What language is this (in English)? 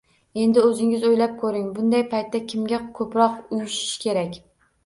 Uzbek